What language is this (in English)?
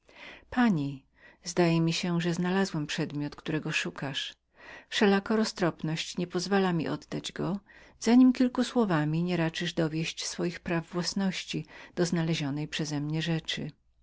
Polish